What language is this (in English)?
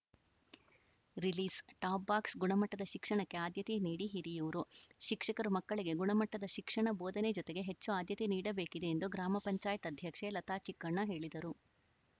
Kannada